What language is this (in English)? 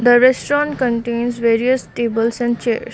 English